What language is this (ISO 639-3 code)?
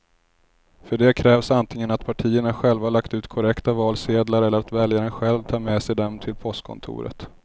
swe